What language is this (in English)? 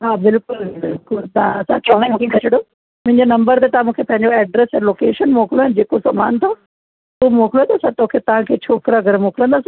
Sindhi